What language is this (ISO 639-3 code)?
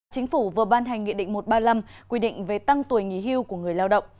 vie